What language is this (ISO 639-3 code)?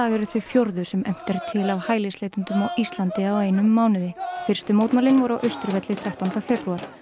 isl